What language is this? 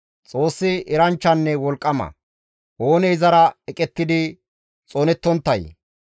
Gamo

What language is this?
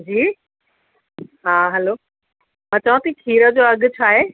Sindhi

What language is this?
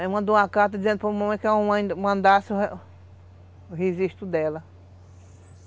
Portuguese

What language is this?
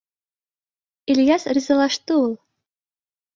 Bashkir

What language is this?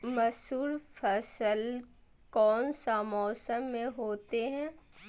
Magahi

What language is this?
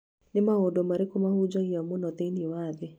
Kikuyu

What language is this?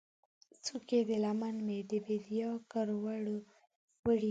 Pashto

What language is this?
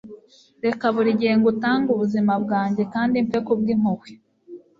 Kinyarwanda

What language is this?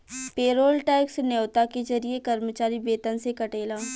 Bhojpuri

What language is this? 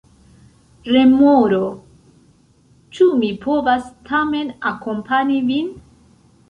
Esperanto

